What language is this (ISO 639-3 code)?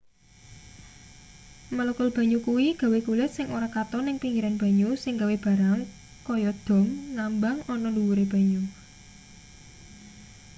jav